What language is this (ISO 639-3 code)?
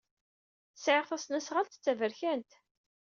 kab